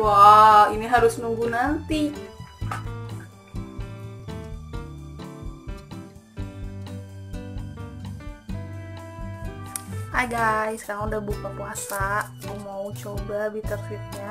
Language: Indonesian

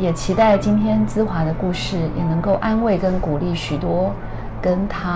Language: Chinese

